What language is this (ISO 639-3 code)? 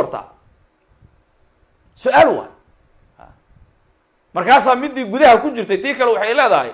ara